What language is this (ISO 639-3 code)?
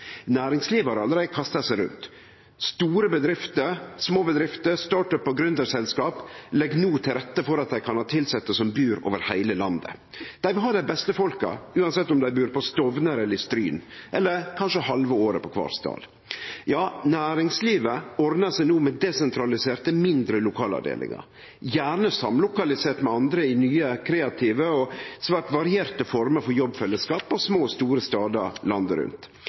nno